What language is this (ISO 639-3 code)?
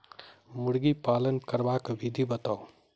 mai